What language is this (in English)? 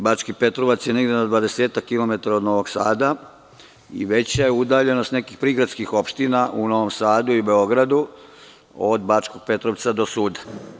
Serbian